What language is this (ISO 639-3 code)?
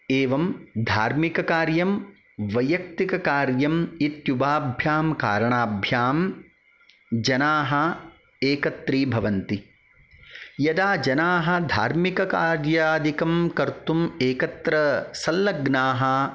san